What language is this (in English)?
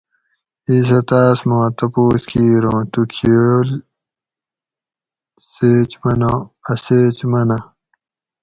Gawri